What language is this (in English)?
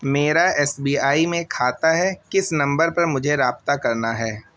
Urdu